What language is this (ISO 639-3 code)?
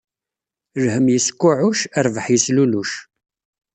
kab